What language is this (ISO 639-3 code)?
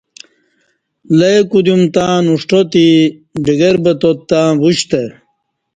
bsh